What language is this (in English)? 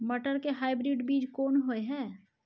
Maithili